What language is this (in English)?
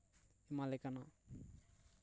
Santali